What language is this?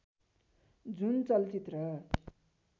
Nepali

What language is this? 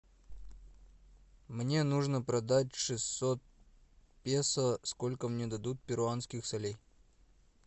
Russian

